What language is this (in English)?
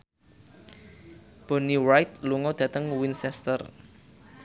Javanese